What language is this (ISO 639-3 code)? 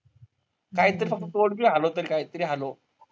mar